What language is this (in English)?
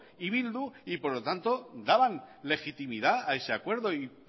Spanish